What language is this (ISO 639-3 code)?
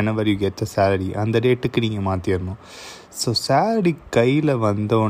tam